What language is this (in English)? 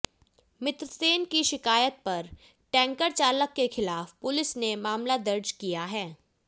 Hindi